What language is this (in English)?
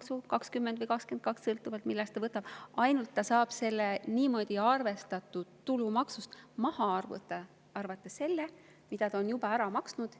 Estonian